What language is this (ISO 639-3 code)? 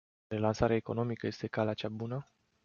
ron